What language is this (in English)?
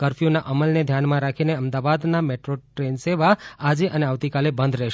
Gujarati